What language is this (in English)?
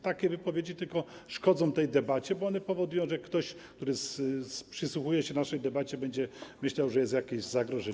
Polish